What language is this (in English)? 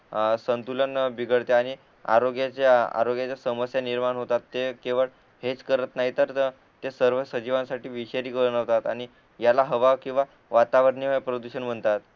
Marathi